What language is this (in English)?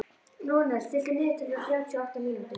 Icelandic